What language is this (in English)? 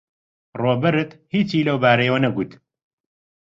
Central Kurdish